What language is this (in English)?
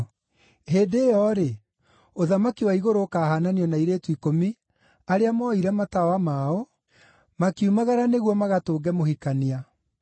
Kikuyu